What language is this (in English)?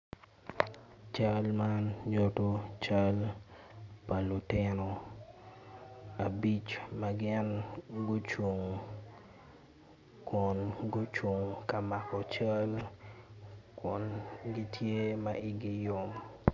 Acoli